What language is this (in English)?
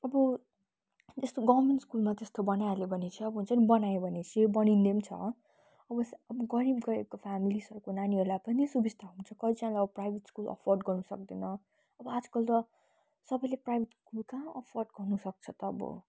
Nepali